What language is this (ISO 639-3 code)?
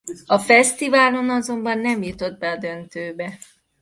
hun